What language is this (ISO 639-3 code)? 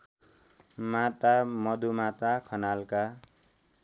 nep